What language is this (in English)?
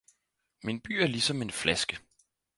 Danish